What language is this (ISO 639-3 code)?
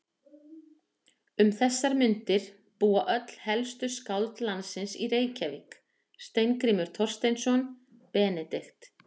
isl